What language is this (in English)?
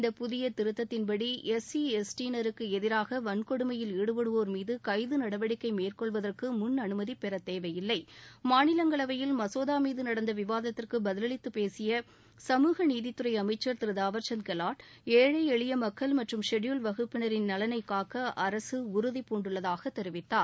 Tamil